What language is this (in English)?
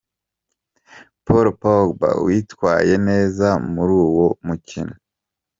Kinyarwanda